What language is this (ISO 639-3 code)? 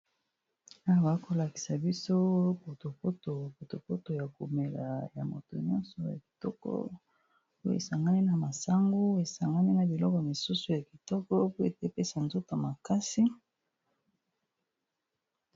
lin